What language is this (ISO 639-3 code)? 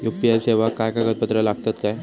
mar